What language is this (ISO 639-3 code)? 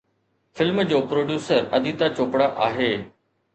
snd